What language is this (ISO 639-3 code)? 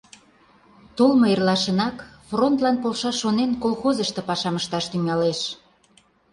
chm